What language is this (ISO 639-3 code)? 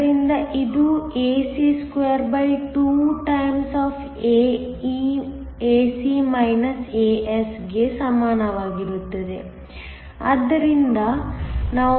kan